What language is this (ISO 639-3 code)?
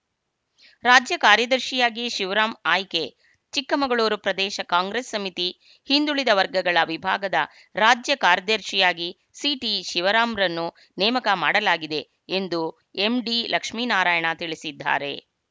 kan